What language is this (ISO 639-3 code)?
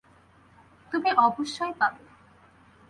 ben